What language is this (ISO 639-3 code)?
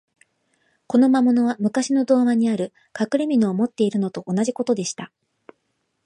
jpn